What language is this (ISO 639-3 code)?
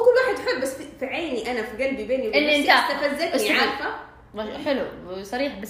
ara